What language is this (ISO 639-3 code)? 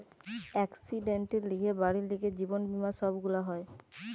ben